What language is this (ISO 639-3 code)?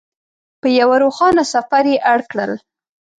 pus